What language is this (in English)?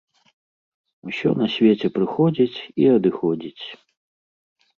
Belarusian